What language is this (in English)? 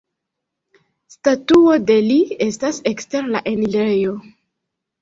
Esperanto